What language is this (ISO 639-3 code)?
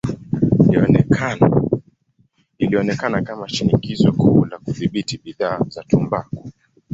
swa